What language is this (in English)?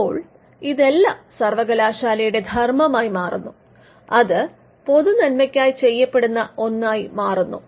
Malayalam